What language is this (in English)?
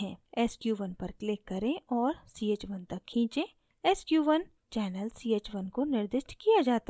Hindi